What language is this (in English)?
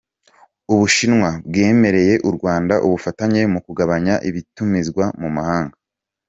Kinyarwanda